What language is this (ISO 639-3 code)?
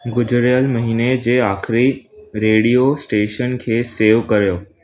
snd